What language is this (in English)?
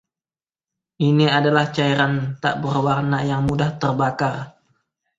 Indonesian